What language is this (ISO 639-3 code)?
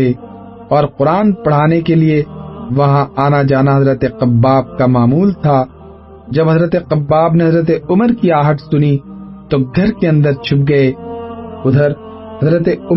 urd